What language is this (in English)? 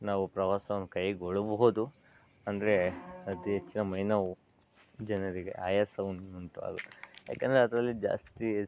Kannada